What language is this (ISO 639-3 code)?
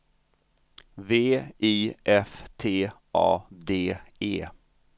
swe